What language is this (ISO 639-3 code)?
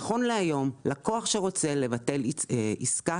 heb